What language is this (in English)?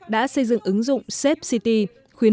Vietnamese